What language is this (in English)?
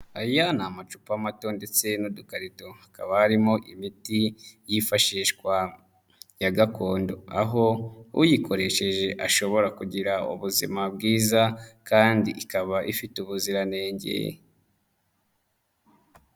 Kinyarwanda